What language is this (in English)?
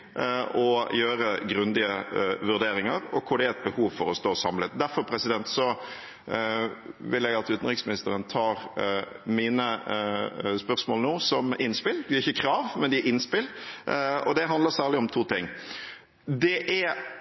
Norwegian Bokmål